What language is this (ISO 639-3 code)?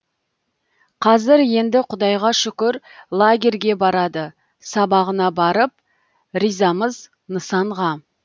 kaz